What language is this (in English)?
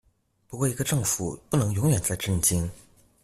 Chinese